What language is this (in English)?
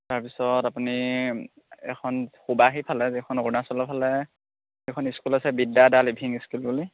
Assamese